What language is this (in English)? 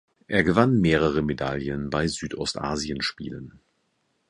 German